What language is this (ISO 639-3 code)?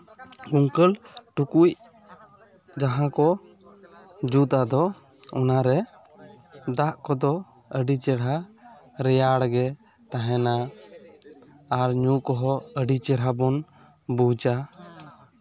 sat